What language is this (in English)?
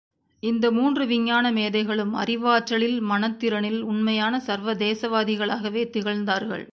Tamil